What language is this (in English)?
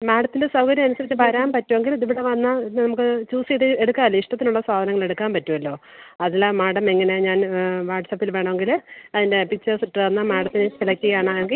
Malayalam